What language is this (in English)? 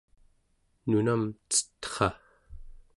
Central Yupik